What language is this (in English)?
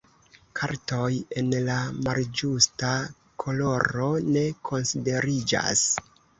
Esperanto